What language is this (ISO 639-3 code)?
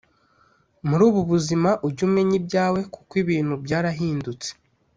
kin